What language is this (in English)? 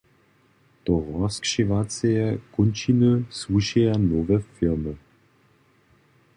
Upper Sorbian